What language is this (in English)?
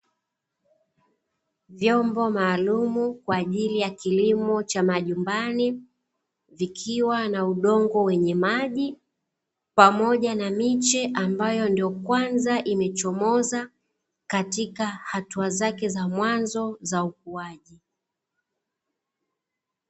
Swahili